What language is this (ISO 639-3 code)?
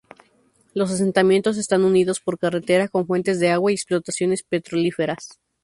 spa